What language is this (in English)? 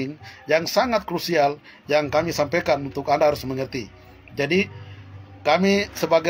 Indonesian